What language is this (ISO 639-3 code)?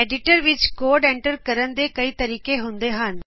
pan